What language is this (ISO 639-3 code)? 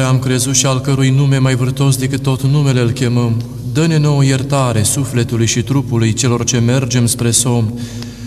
ron